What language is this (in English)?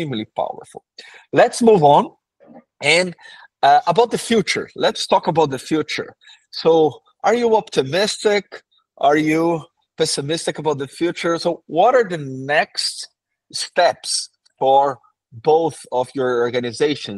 English